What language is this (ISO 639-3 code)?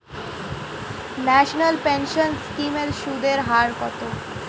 ben